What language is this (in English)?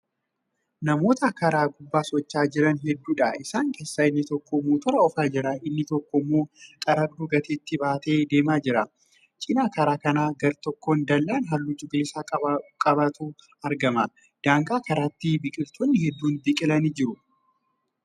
Oromo